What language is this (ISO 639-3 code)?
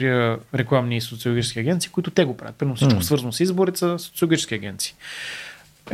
bul